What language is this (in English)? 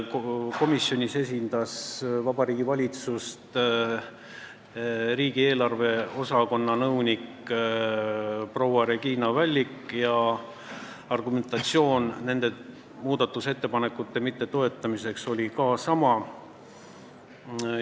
Estonian